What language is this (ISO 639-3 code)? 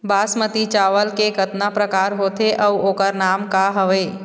hne